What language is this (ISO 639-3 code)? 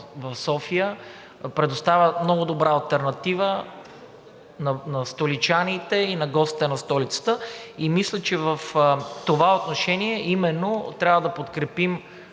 bul